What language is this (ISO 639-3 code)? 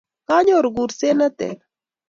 kln